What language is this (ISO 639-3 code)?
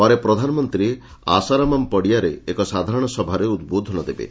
ori